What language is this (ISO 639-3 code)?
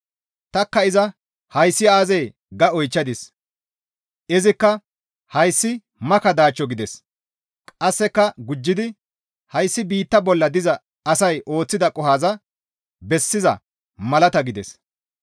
gmv